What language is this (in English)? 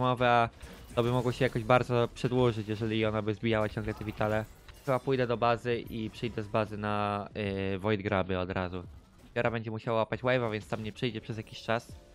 Polish